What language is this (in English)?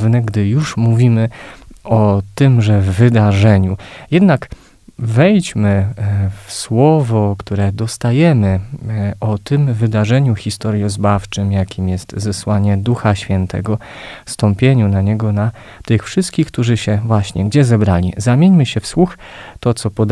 Polish